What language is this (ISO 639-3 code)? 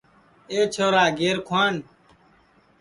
ssi